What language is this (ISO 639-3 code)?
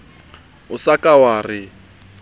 sot